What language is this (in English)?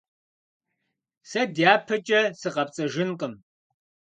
Kabardian